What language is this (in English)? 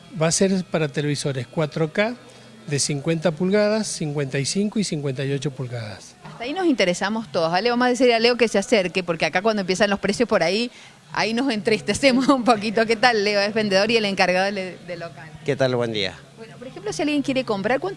Spanish